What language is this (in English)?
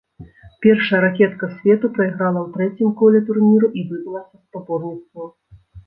Belarusian